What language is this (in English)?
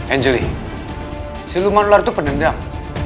Indonesian